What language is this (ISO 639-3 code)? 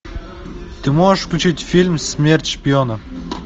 rus